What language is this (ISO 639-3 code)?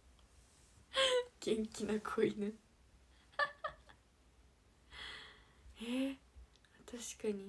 jpn